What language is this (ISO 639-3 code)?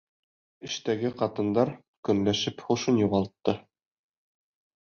bak